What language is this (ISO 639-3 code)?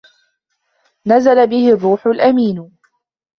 ara